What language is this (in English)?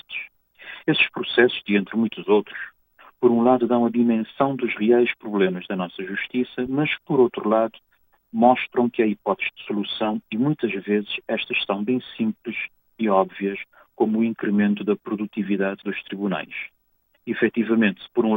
Portuguese